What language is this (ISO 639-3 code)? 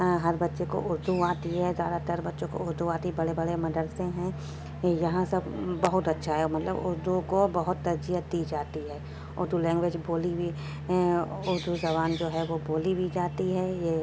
urd